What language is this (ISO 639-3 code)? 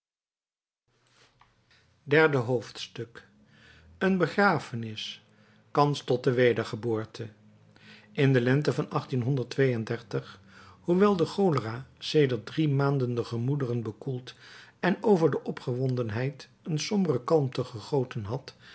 nld